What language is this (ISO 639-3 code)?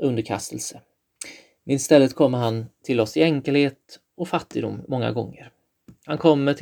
swe